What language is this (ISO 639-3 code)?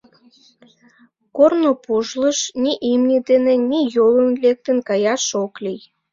chm